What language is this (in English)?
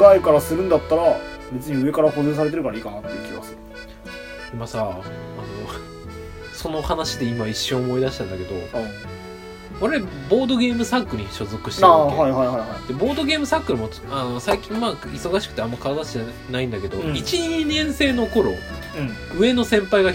Japanese